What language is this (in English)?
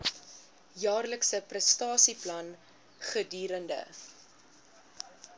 Afrikaans